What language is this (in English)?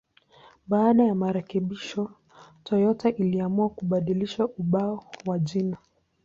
Swahili